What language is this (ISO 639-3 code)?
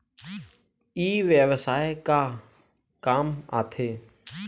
hne